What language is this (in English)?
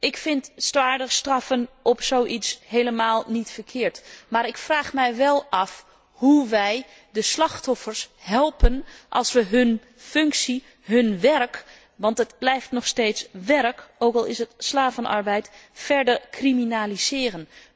Dutch